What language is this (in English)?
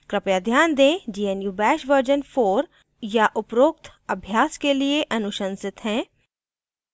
Hindi